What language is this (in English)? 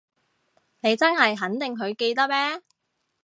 Cantonese